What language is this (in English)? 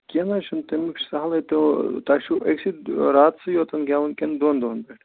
Kashmiri